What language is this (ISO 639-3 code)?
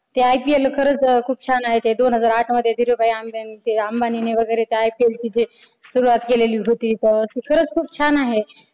mar